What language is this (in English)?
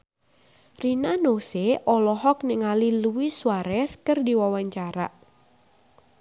Sundanese